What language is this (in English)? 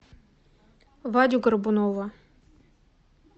Russian